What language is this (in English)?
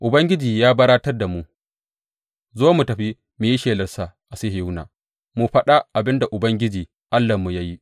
Hausa